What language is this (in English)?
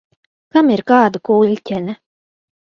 Latvian